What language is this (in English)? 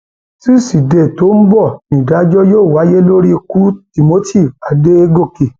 Yoruba